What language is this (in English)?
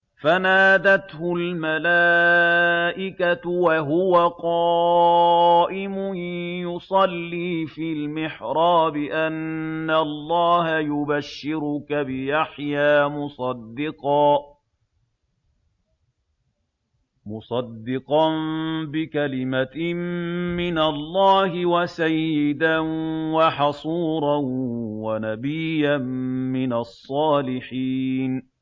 Arabic